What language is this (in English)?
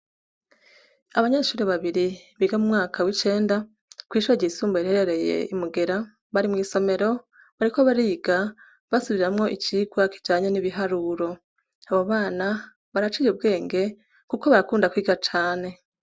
Rundi